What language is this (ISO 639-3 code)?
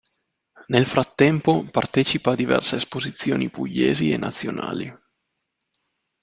ita